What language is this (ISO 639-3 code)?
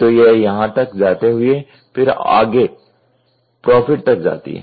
hin